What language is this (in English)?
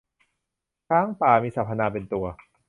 Thai